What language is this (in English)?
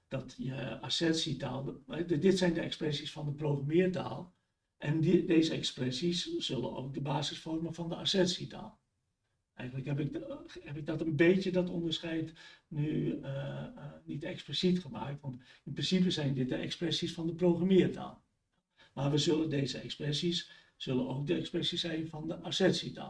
Dutch